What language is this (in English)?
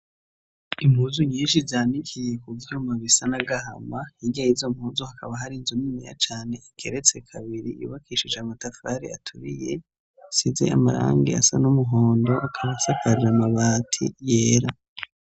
Rundi